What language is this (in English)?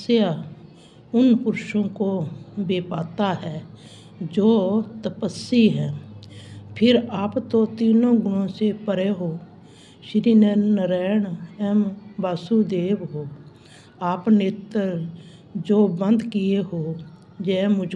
Hindi